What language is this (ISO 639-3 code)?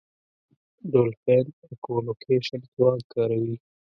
pus